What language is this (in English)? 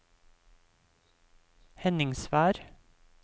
Norwegian